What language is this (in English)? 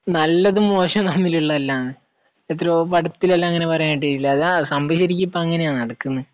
Malayalam